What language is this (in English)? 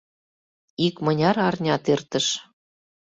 Mari